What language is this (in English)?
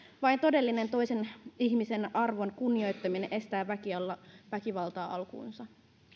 Finnish